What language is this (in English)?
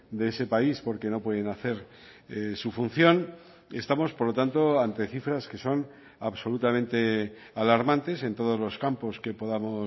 Spanish